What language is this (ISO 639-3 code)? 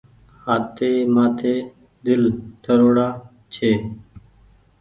gig